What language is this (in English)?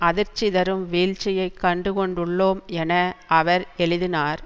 Tamil